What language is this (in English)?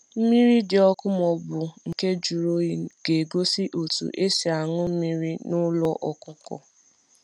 Igbo